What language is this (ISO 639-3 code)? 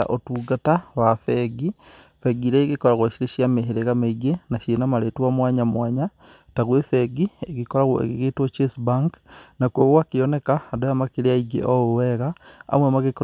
kik